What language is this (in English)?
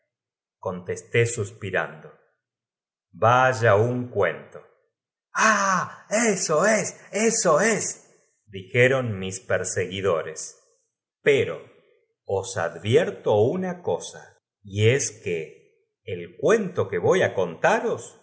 Spanish